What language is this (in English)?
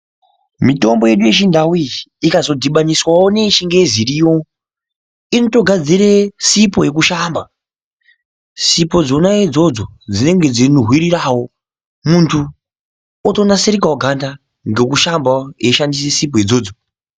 Ndau